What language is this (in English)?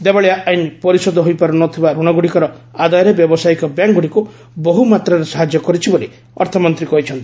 Odia